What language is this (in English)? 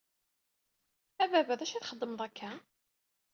Kabyle